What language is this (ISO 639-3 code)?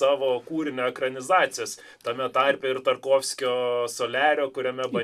lit